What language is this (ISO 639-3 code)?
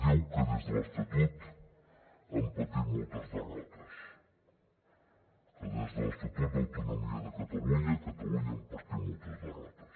cat